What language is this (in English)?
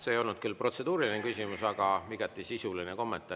Estonian